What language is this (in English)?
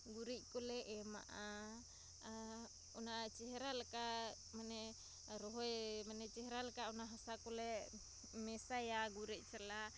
Santali